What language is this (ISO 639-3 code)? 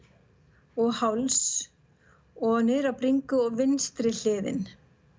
isl